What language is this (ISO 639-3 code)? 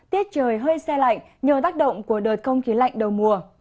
vie